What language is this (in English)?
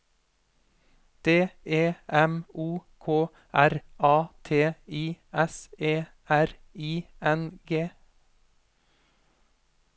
Norwegian